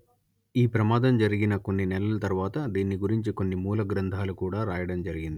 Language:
Telugu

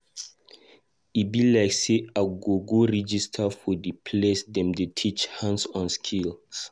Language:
Nigerian Pidgin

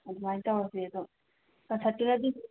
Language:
Manipuri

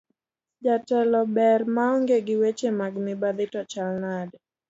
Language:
Luo (Kenya and Tanzania)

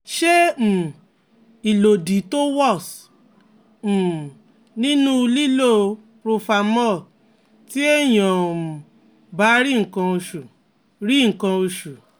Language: Yoruba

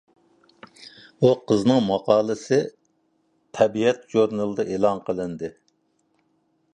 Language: Uyghur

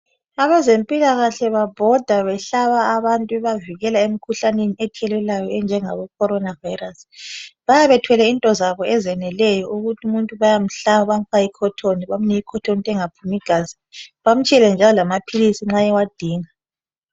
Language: North Ndebele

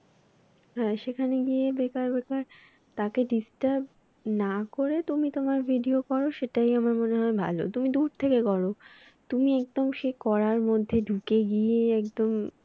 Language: Bangla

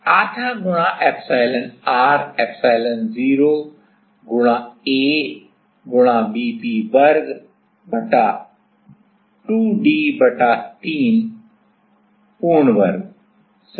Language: Hindi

